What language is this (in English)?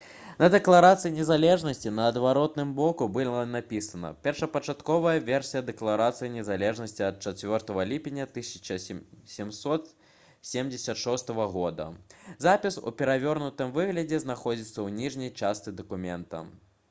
Belarusian